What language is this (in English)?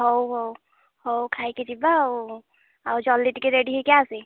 Odia